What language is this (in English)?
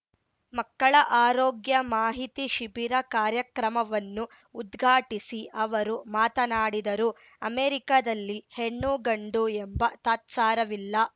Kannada